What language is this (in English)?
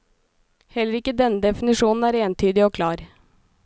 Norwegian